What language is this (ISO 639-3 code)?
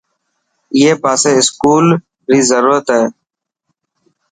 mki